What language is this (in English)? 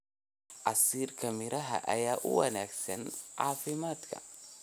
Somali